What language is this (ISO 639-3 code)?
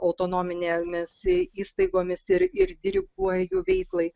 lit